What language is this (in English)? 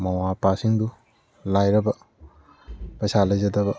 Manipuri